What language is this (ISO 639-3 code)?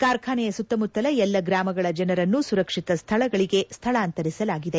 kan